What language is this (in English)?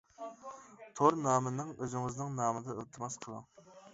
Uyghur